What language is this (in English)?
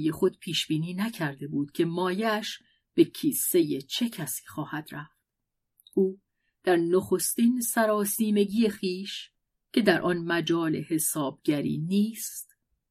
Persian